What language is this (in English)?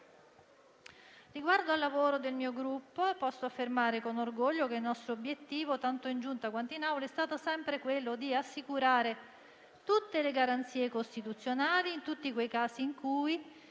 Italian